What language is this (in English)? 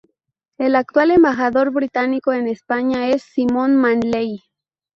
Spanish